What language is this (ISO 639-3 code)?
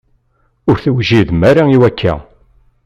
kab